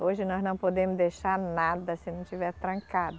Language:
Portuguese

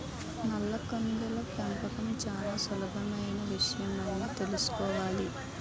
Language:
Telugu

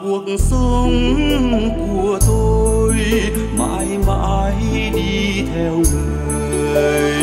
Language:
Vietnamese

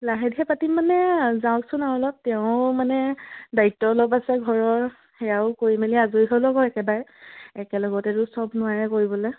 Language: Assamese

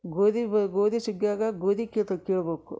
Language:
Kannada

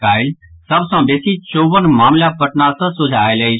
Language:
Maithili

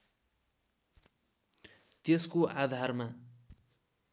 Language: Nepali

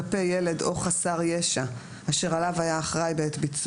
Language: Hebrew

